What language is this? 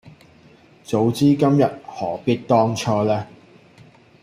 Cantonese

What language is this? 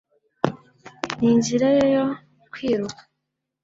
Kinyarwanda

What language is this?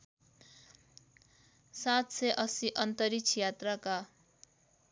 Nepali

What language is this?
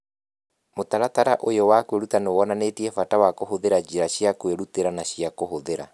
Kikuyu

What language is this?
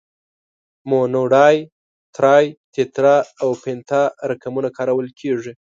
Pashto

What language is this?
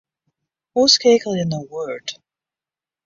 Western Frisian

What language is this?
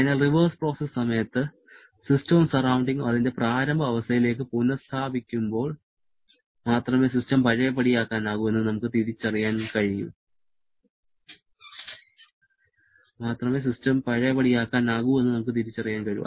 Malayalam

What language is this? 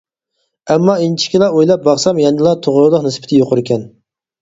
Uyghur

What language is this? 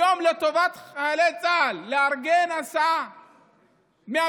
Hebrew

